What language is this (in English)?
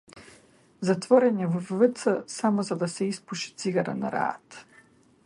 Macedonian